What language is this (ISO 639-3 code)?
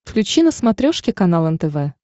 rus